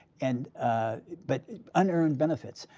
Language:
English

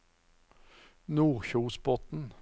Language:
Norwegian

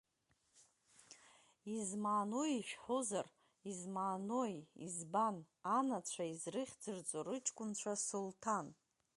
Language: Abkhazian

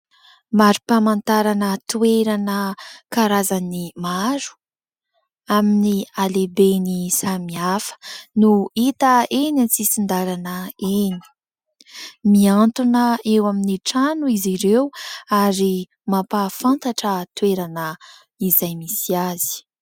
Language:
Malagasy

